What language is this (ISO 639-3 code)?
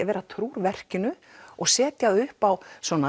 isl